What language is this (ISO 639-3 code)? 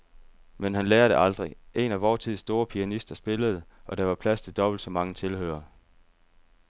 dan